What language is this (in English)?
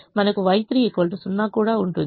Telugu